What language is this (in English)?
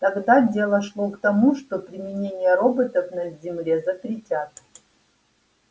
Russian